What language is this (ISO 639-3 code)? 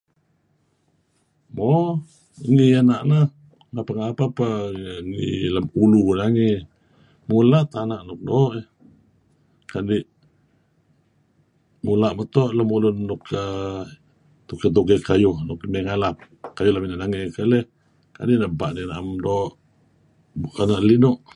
kzi